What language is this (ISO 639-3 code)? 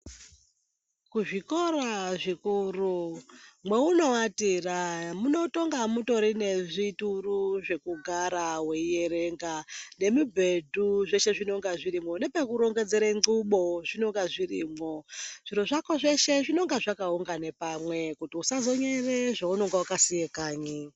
ndc